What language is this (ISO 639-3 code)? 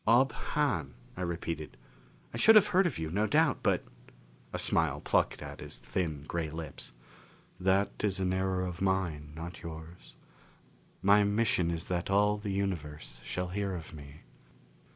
eng